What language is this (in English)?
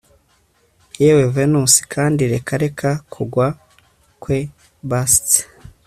Kinyarwanda